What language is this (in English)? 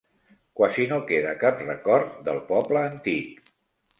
Catalan